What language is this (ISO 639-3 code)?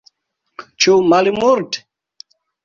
epo